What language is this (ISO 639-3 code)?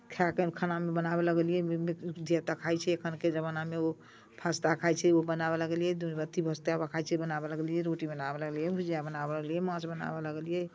mai